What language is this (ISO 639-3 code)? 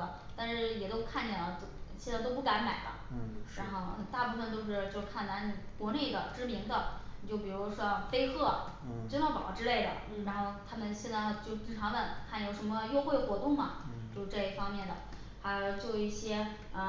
zho